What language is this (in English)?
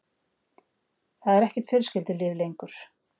Icelandic